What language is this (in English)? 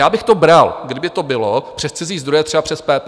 Czech